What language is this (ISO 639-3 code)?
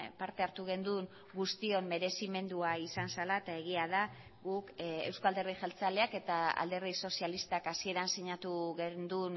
eus